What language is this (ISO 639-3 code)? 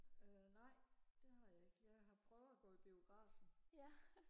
dan